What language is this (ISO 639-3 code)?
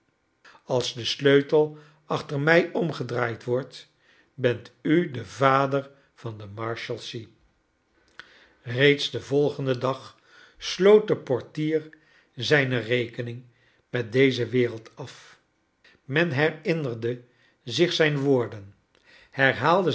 nld